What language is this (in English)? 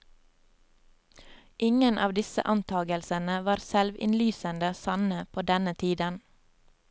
Norwegian